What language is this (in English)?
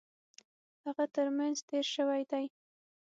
Pashto